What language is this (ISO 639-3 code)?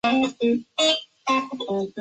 zho